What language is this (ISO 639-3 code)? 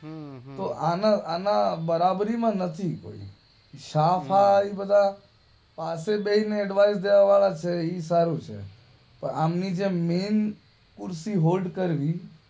guj